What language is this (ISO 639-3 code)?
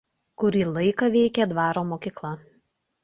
lit